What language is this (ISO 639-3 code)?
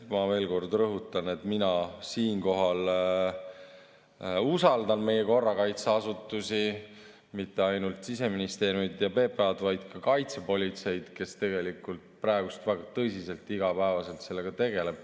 est